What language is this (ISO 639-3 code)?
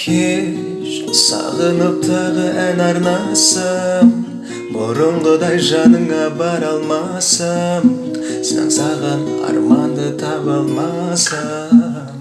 kaz